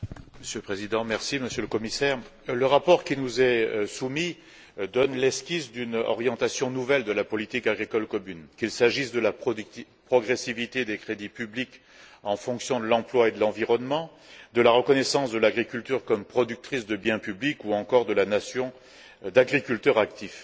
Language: French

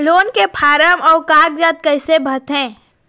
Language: Chhattisgarhi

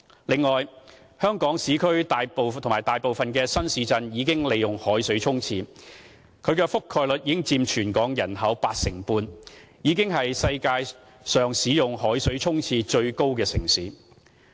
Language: Cantonese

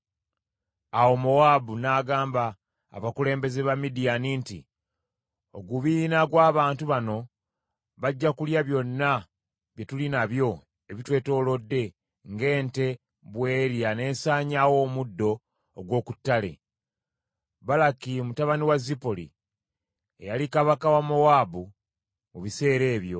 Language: Ganda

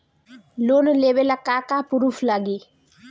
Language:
Bhojpuri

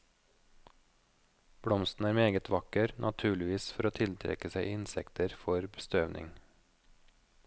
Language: Norwegian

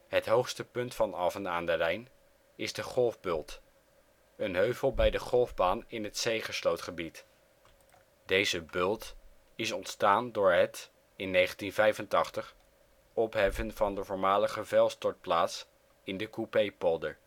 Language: Dutch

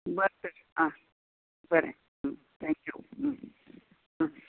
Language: Konkani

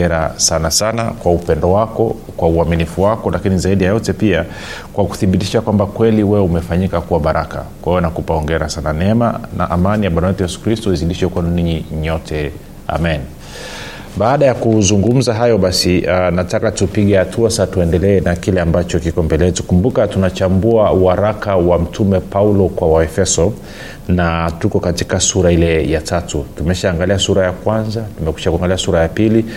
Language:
Swahili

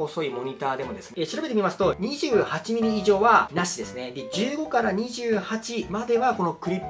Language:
Japanese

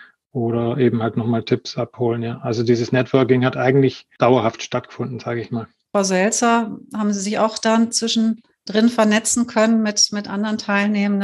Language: German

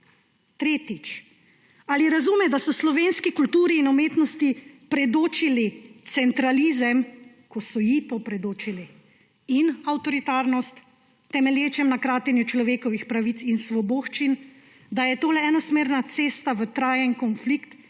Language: Slovenian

